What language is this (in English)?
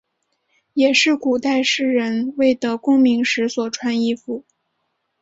Chinese